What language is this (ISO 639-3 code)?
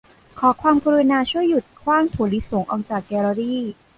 tha